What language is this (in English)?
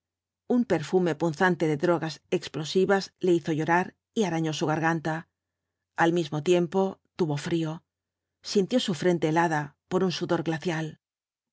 Spanish